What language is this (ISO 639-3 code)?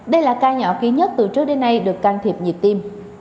vie